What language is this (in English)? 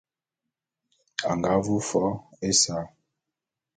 Bulu